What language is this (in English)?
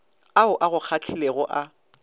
Northern Sotho